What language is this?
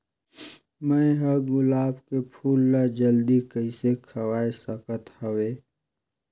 Chhattisgarhi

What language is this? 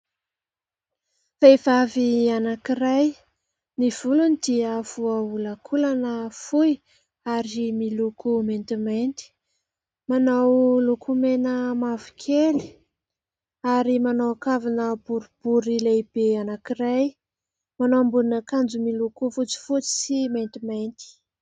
Malagasy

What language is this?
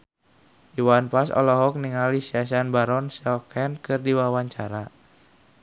Sundanese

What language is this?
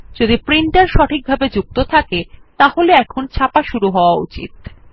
Bangla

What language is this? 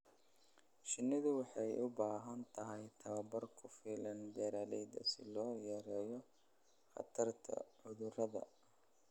Somali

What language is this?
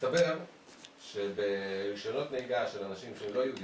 Hebrew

